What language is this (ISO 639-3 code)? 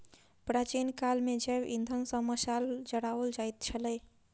mai